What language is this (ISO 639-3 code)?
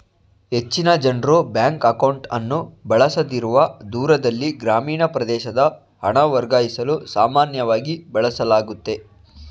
kan